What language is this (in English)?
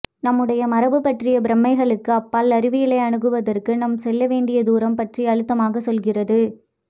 Tamil